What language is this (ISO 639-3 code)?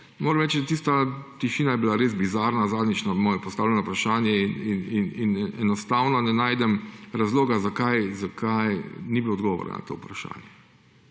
slv